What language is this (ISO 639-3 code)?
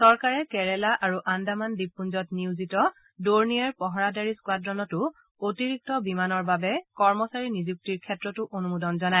asm